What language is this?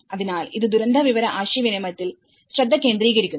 Malayalam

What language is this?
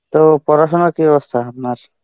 Bangla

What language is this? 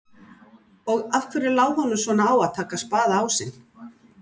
Icelandic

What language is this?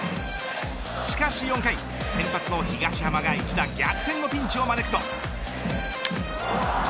Japanese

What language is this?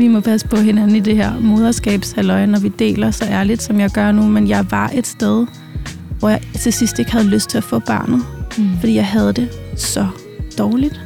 Danish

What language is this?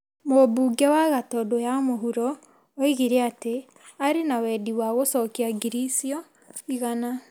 Kikuyu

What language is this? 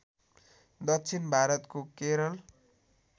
Nepali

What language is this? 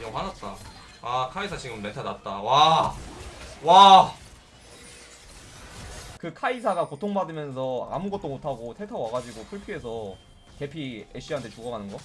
Korean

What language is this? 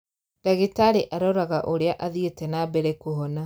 Kikuyu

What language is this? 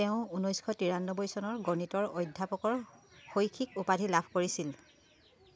Assamese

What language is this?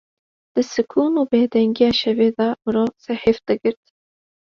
Kurdish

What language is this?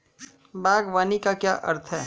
Hindi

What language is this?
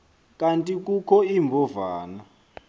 Xhosa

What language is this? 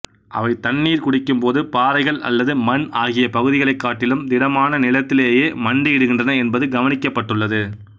Tamil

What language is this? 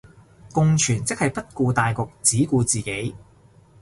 Cantonese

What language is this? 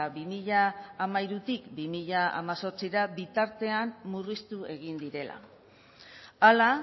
Basque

